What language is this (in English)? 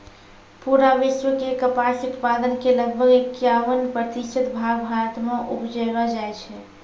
Maithili